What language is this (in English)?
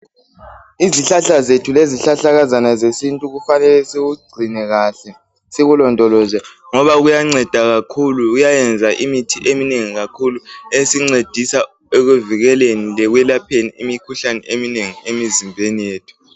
North Ndebele